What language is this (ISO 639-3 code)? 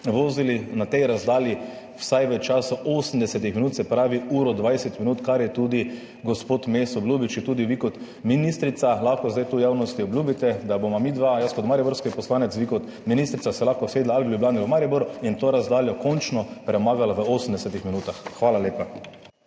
slv